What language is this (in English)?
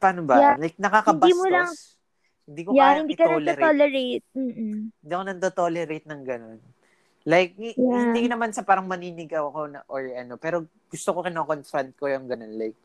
Filipino